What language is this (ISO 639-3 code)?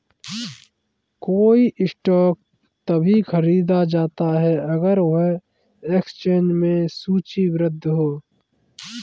hin